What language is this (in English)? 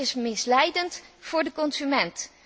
Dutch